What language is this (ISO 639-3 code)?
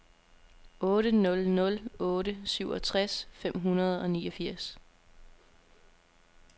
dan